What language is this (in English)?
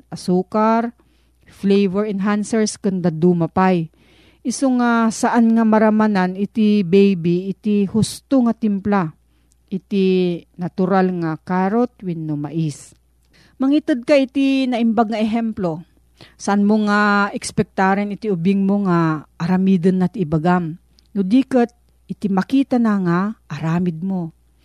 Filipino